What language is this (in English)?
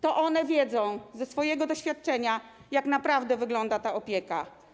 Polish